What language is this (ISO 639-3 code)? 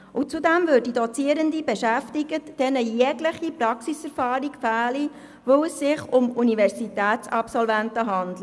gsw